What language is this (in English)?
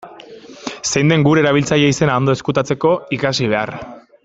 Basque